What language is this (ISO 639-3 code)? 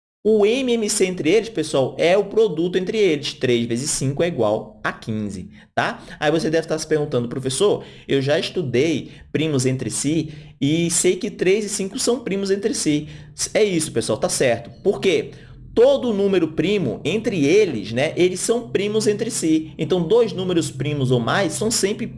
por